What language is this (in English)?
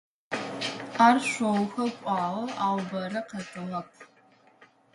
Adyghe